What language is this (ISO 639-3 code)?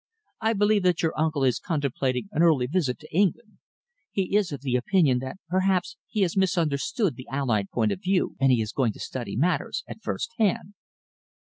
eng